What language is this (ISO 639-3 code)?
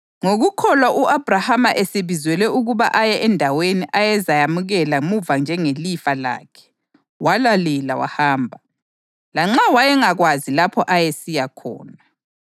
nde